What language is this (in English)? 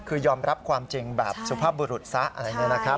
Thai